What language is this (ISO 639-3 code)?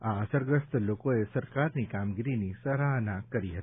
guj